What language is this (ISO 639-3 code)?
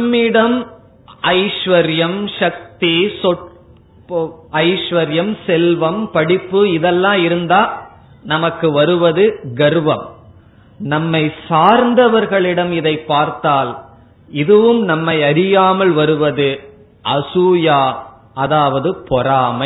tam